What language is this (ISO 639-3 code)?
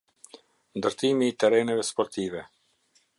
sqi